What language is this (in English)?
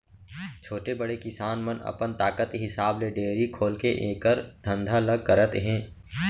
Chhattisgarhi